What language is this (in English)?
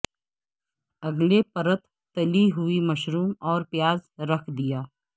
Urdu